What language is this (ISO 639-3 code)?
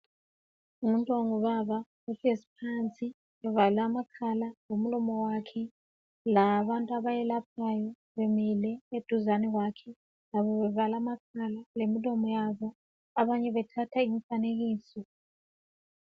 nde